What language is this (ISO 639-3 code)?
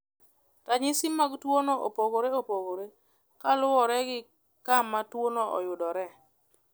luo